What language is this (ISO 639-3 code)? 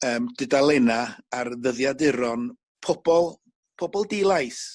cym